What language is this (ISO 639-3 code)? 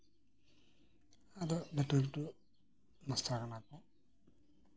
sat